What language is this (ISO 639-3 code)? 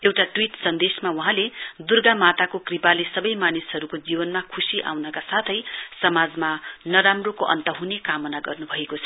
nep